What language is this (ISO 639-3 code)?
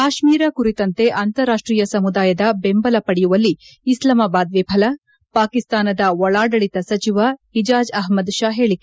kan